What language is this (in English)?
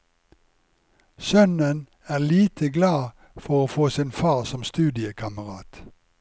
Norwegian